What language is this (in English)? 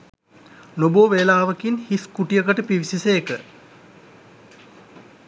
Sinhala